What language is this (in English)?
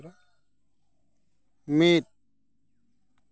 Santali